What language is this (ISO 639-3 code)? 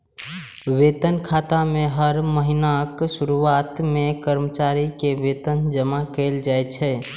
mai